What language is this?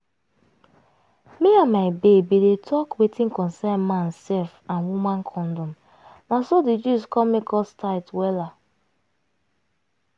Nigerian Pidgin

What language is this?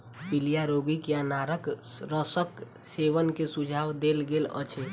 Maithili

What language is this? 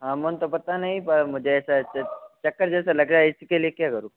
Hindi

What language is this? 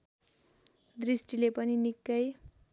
Nepali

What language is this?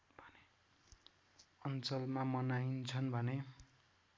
Nepali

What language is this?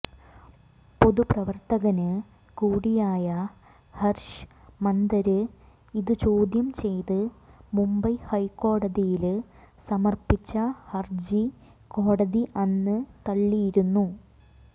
Malayalam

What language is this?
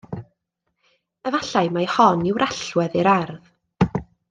Welsh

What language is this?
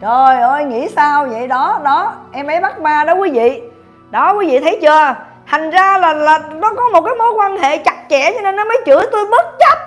Vietnamese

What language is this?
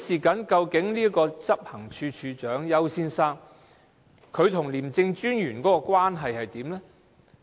Cantonese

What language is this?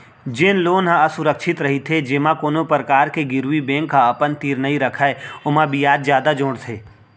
Chhattisgarhi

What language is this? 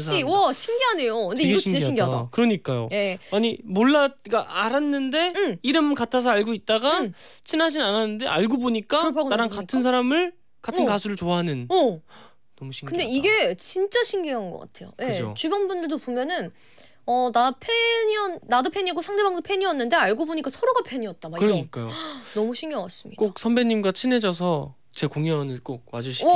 Korean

